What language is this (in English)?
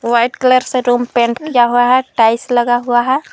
Hindi